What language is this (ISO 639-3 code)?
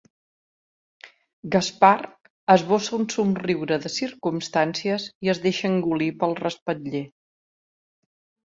cat